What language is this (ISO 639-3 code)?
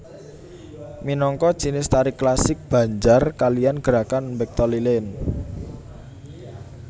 jav